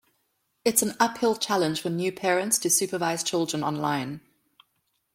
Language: English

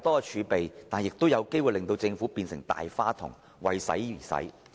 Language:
Cantonese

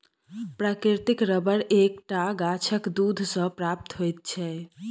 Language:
Maithili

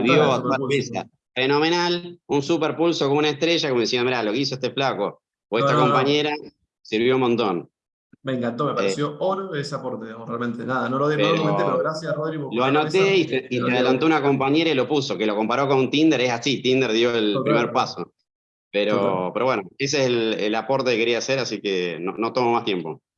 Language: Spanish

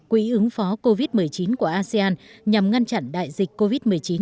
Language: Vietnamese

